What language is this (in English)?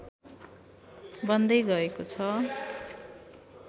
Nepali